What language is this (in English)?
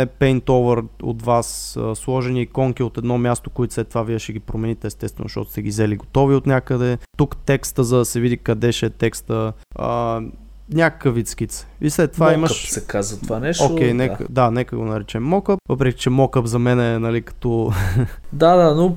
Bulgarian